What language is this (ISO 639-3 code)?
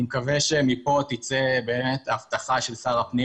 heb